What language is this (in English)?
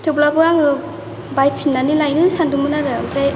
Bodo